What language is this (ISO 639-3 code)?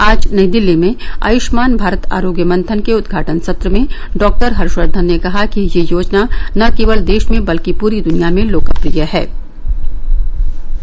hin